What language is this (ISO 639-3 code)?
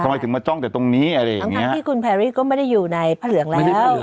tha